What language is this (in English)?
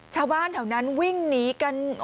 Thai